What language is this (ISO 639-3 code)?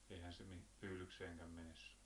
fin